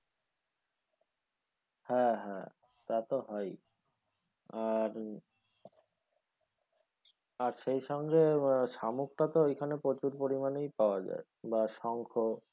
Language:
Bangla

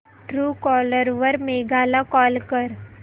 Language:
Marathi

